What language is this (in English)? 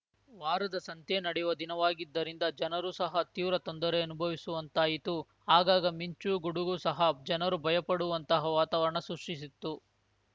Kannada